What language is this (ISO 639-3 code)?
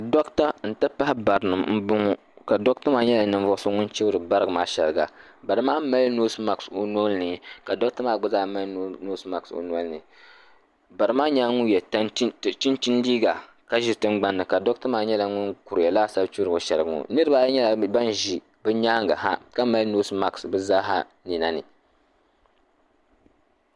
dag